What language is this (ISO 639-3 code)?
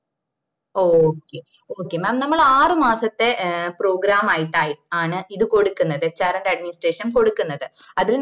mal